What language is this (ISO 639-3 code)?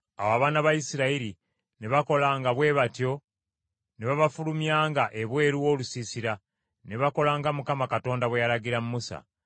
lug